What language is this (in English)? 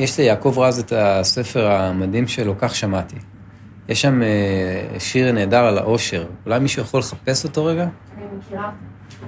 Hebrew